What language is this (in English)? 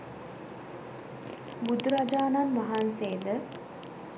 Sinhala